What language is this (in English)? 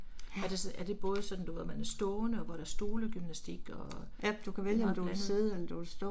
Danish